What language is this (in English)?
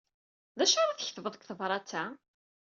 Kabyle